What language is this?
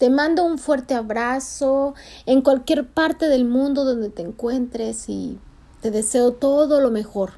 Spanish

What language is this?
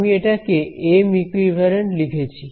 Bangla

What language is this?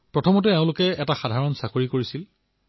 Assamese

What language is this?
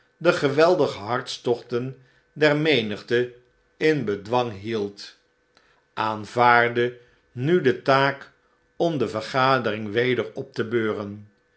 Dutch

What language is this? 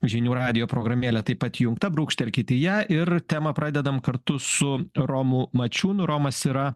Lithuanian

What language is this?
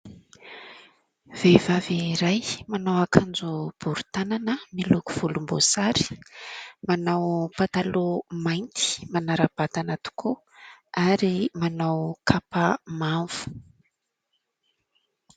Malagasy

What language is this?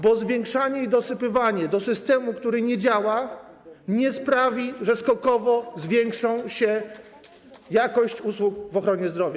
Polish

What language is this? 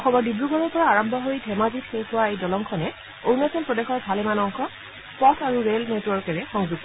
Assamese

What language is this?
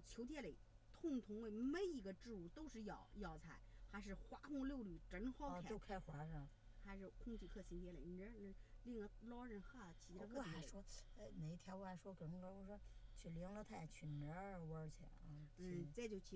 Chinese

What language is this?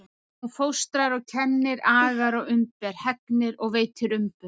Icelandic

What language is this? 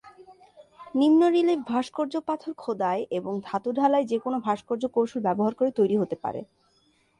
Bangla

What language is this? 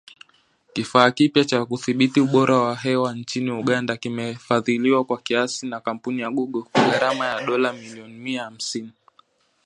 Swahili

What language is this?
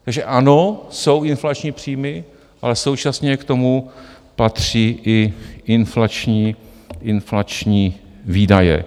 Czech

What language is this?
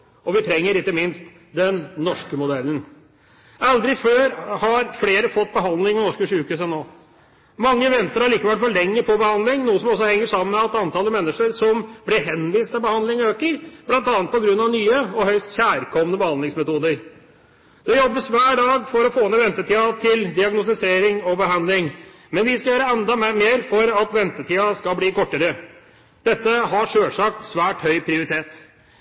Norwegian Bokmål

